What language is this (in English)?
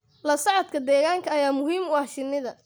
Somali